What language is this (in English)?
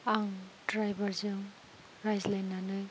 Bodo